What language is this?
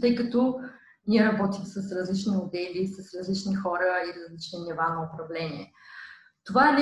Bulgarian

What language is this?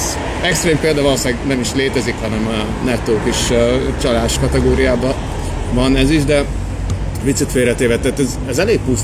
Hungarian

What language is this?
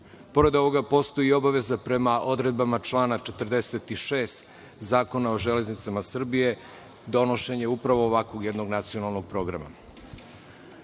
Serbian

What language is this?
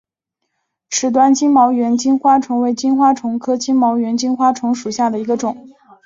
Chinese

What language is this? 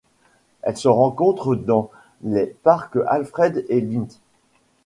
French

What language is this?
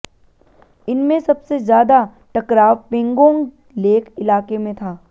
Hindi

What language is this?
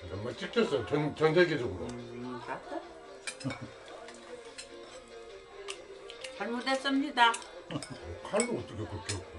Korean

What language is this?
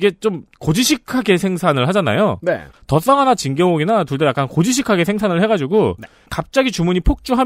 Korean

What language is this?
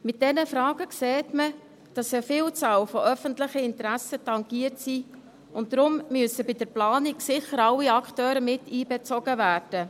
Swiss German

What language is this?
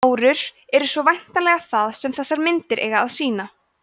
Icelandic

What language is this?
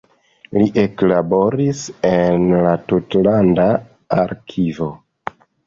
Esperanto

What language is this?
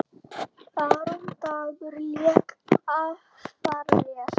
Icelandic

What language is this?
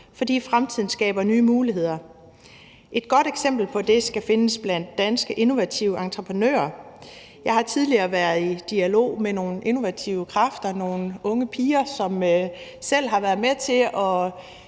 Danish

